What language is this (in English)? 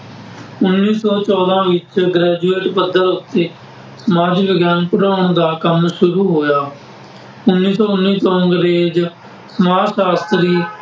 Punjabi